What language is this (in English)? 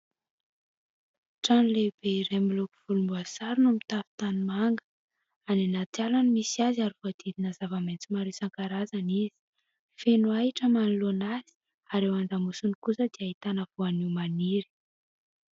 Malagasy